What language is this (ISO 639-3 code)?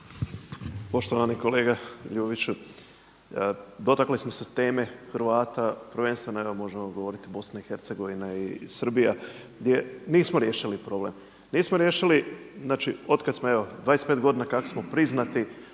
hrv